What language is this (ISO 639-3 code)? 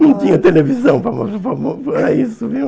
por